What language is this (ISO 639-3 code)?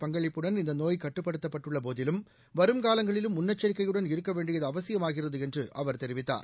tam